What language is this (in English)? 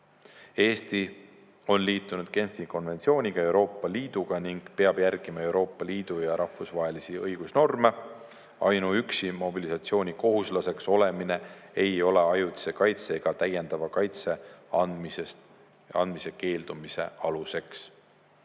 Estonian